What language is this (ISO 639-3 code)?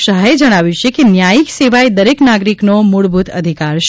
guj